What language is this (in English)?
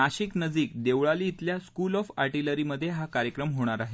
Marathi